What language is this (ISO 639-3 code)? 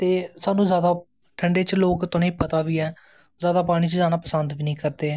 doi